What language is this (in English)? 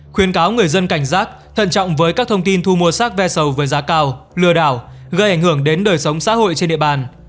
Vietnamese